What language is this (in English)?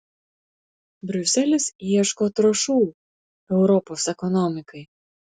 Lithuanian